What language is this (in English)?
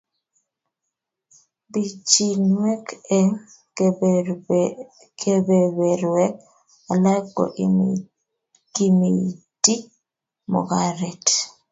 Kalenjin